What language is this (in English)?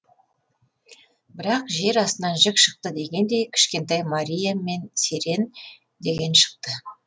Kazakh